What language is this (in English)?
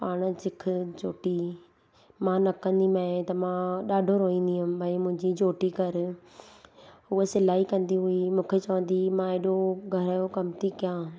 Sindhi